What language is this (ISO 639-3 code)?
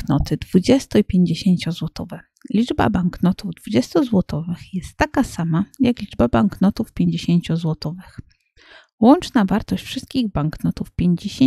pol